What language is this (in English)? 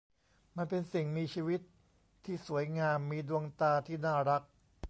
Thai